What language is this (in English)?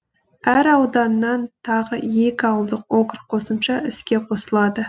Kazakh